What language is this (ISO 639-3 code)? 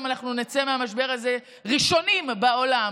heb